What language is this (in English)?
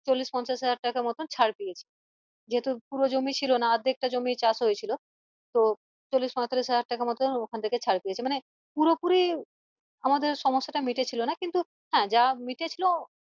Bangla